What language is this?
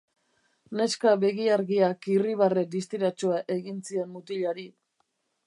Basque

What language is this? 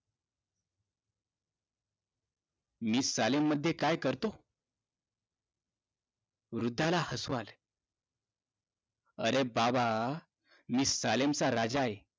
Marathi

